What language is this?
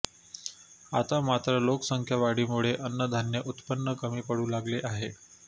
Marathi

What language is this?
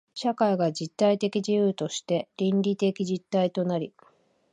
Japanese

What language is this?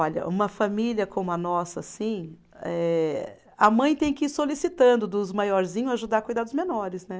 Portuguese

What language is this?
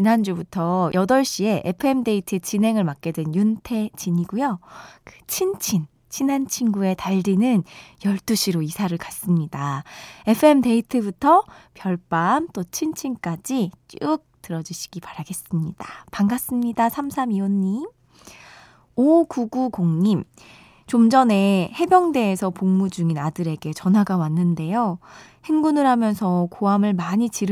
Korean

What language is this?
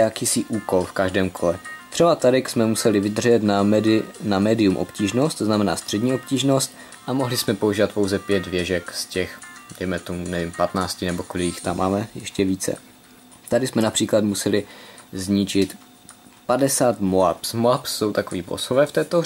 Czech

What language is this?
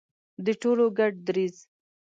Pashto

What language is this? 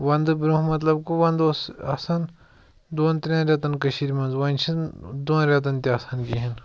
Kashmiri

